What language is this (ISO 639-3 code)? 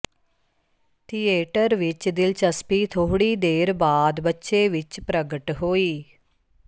pan